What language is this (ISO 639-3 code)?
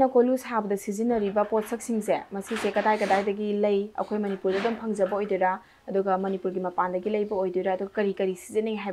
ara